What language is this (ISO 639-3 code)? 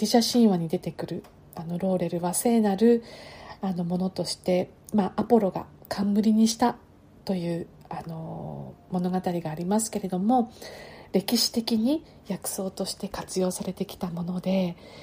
jpn